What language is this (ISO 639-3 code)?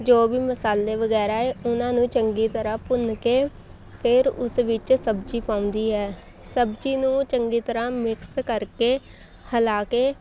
pan